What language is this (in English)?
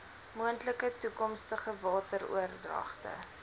Afrikaans